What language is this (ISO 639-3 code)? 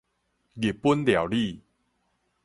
nan